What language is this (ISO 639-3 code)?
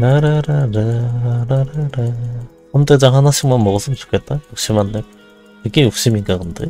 kor